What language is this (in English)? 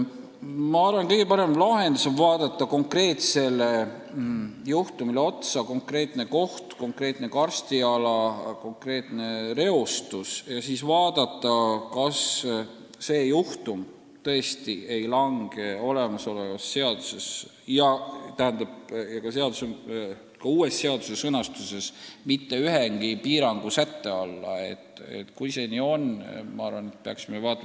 Estonian